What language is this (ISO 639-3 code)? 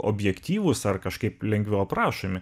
lit